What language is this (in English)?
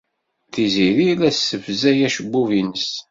Kabyle